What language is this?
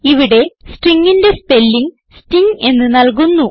Malayalam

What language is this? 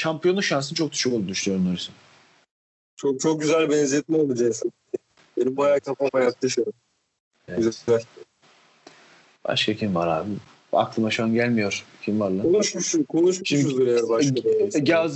Turkish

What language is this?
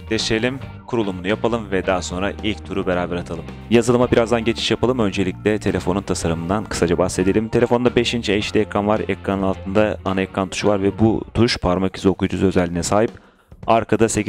Turkish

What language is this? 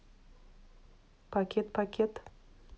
Russian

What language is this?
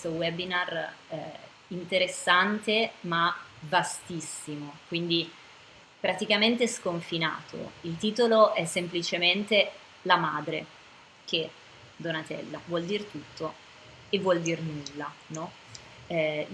Italian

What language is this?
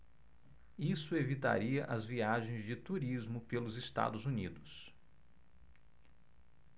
Portuguese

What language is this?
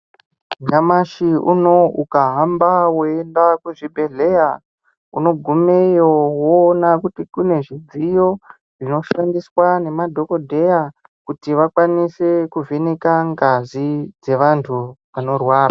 Ndau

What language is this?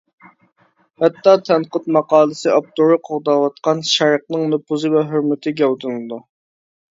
Uyghur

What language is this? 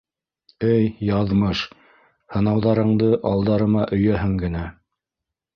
Bashkir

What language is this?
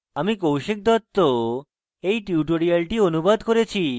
Bangla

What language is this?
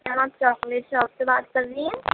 Urdu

